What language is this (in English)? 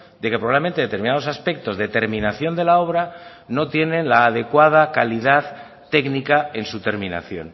Spanish